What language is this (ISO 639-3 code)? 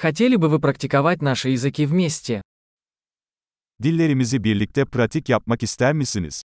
rus